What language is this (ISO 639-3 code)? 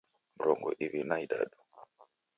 dav